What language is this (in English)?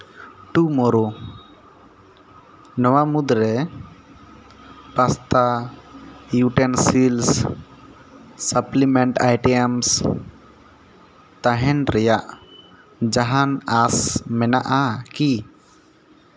Santali